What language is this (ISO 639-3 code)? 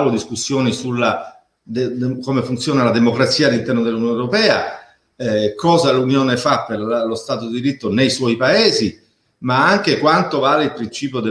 ita